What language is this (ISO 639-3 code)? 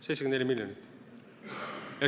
est